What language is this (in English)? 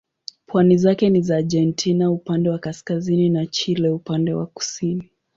Swahili